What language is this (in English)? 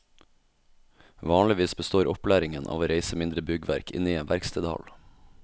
Norwegian